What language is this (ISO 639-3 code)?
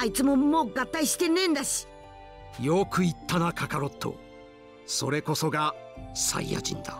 jpn